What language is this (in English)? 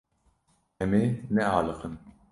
Kurdish